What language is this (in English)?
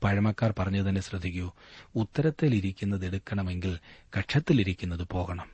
Malayalam